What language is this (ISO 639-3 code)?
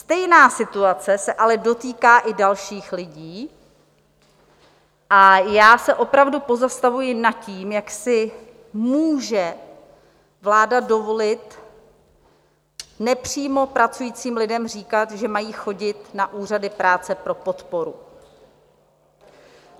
ces